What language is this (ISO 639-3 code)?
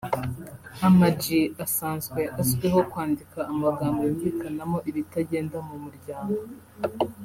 kin